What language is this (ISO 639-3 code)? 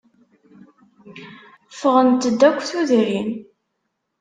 kab